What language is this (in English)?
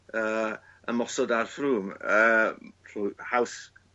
Welsh